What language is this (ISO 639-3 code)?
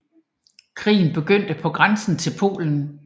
dan